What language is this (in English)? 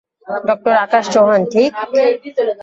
Bangla